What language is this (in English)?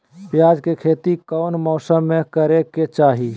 Magahi